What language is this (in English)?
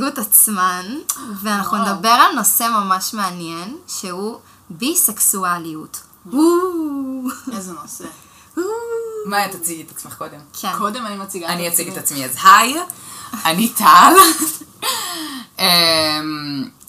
Hebrew